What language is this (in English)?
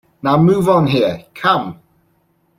English